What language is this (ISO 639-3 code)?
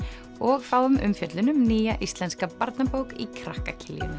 isl